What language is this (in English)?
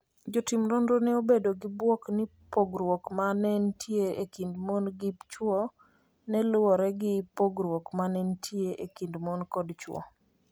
Luo (Kenya and Tanzania)